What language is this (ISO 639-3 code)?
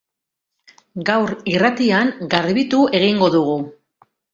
eus